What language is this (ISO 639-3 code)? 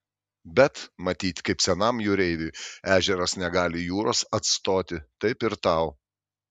lit